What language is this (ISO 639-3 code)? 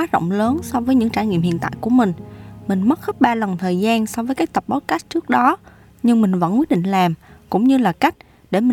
vie